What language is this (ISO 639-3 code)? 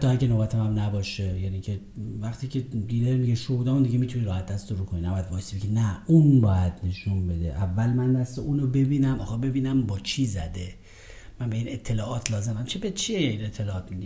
fas